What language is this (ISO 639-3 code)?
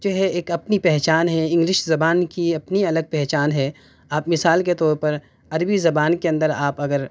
urd